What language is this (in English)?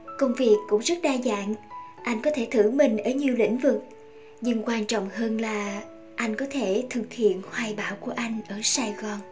Vietnamese